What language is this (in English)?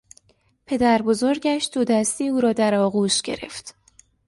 Persian